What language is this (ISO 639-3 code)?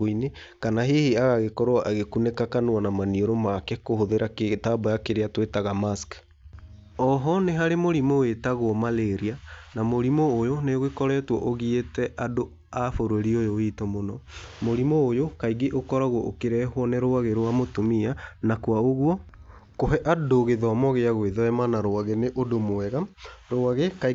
kik